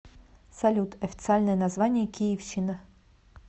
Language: Russian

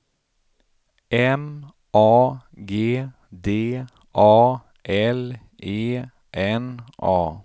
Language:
Swedish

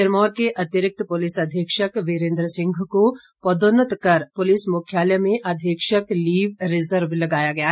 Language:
Hindi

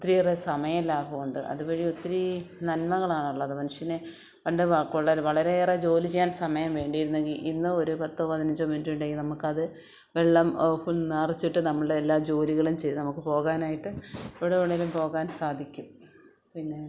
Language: Malayalam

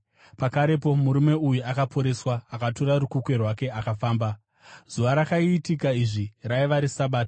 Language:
Shona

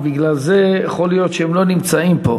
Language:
Hebrew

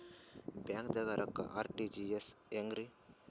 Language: Kannada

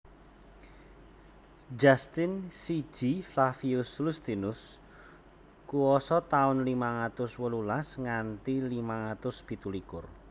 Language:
Javanese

